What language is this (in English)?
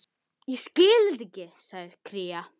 Icelandic